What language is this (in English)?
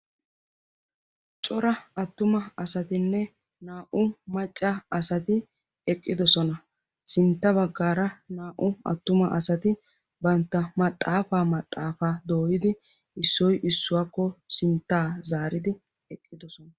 Wolaytta